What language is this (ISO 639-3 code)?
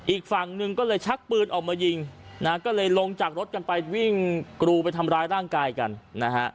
tha